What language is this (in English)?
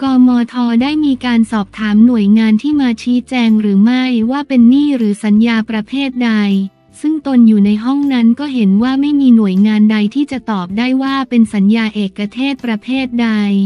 Thai